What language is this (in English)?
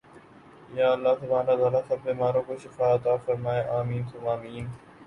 Urdu